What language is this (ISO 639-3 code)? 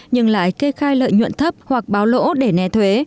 vie